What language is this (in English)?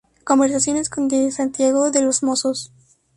Spanish